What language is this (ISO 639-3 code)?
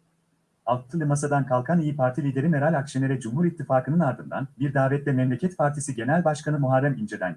tur